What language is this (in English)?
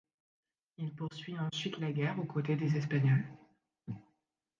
French